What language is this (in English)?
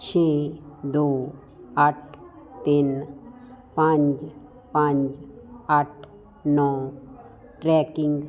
Punjabi